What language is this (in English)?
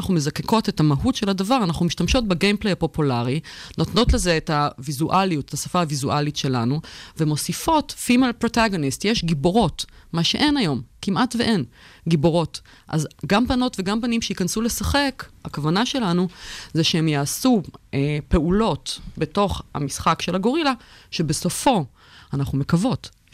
Hebrew